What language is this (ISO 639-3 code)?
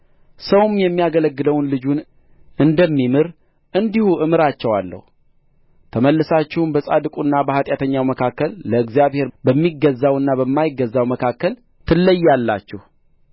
amh